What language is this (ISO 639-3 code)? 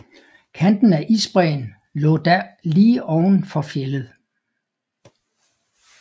dan